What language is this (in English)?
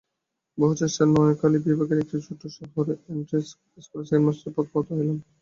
Bangla